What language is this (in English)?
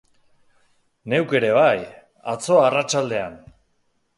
Basque